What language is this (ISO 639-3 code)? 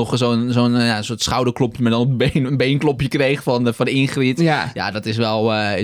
nld